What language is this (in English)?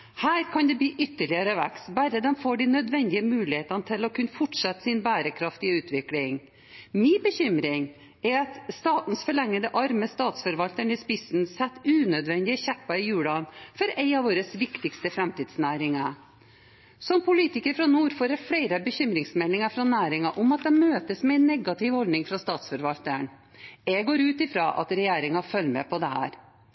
Norwegian Bokmål